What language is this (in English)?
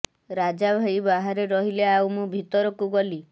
Odia